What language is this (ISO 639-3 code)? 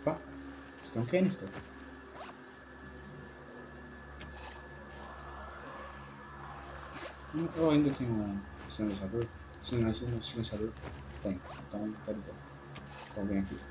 por